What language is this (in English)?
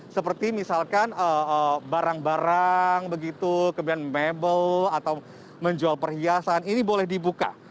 Indonesian